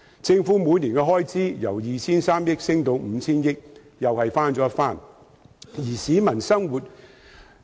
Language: Cantonese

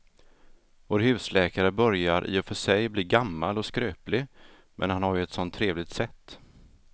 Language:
Swedish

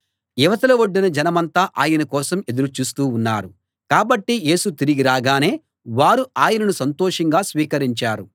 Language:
Telugu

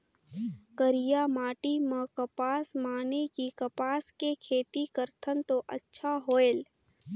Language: Chhattisgarhi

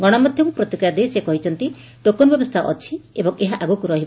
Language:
Odia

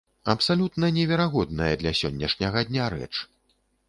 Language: Belarusian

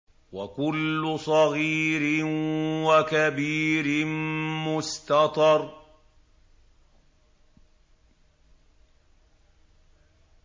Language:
Arabic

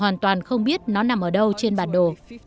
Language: Vietnamese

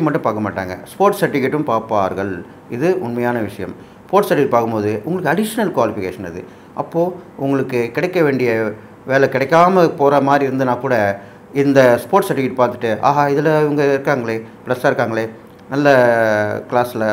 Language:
Tamil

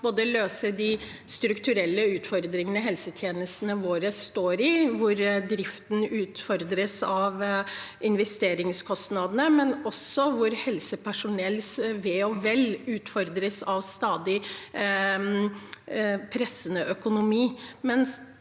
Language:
Norwegian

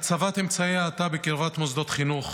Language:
Hebrew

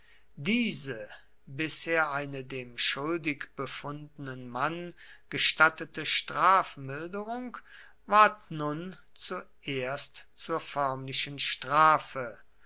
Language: German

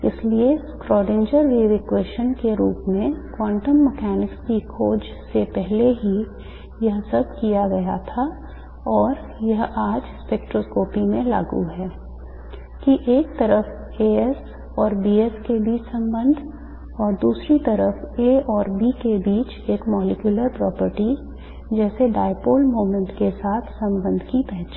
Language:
Hindi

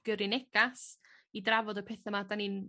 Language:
Welsh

